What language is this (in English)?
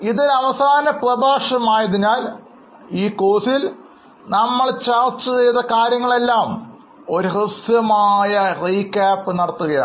Malayalam